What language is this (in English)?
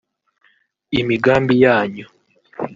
Kinyarwanda